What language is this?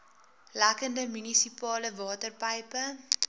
Afrikaans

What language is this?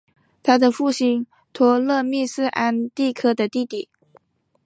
Chinese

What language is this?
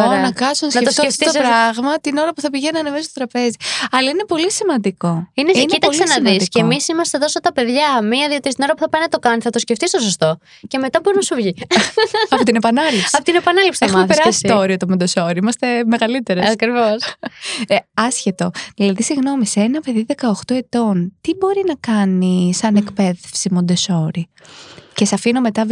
Greek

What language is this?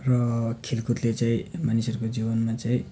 Nepali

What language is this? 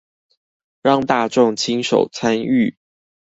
Chinese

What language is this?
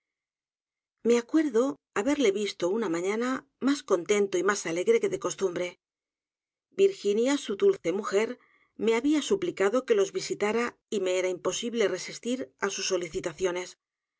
Spanish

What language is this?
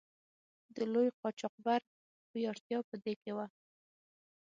Pashto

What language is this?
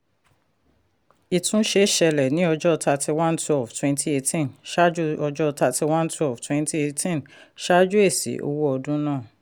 Yoruba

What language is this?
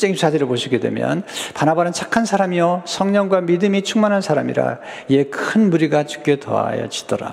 Korean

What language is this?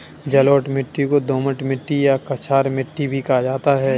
Hindi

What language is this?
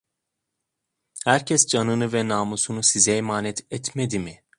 Turkish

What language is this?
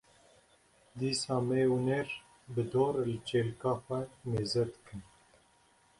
Kurdish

